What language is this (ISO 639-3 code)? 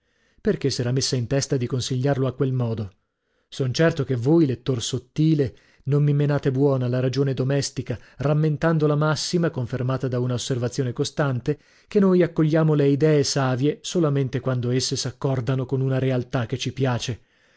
ita